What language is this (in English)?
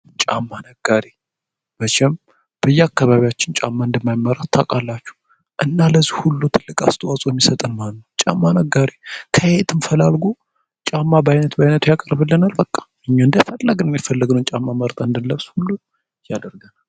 Amharic